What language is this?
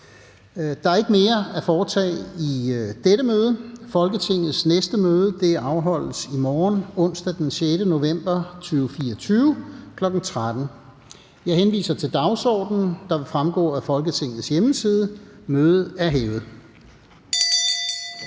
Danish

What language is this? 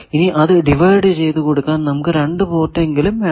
Malayalam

